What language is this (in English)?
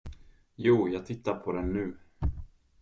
Swedish